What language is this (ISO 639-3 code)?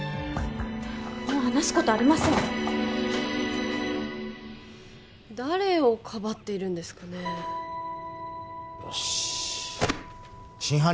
jpn